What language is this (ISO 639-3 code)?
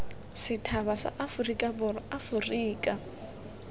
tsn